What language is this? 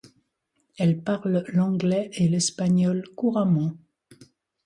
French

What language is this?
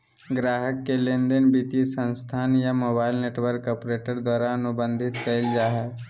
Magahi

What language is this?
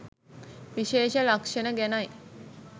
Sinhala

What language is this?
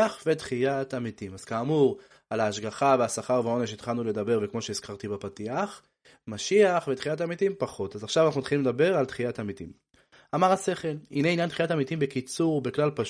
Hebrew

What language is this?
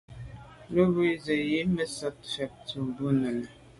Medumba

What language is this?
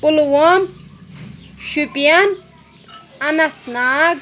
Kashmiri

